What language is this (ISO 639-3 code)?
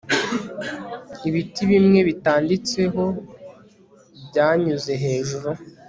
kin